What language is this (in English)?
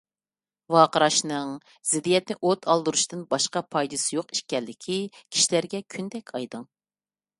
Uyghur